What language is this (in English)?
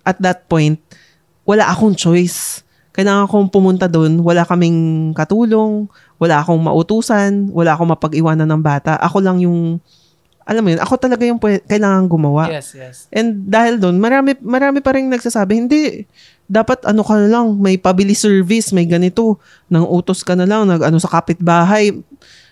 Filipino